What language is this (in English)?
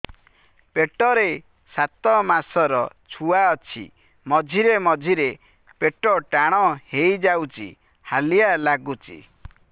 Odia